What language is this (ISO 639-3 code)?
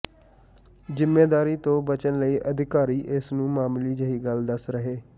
pan